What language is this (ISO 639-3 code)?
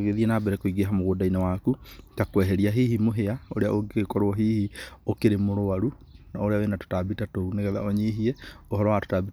kik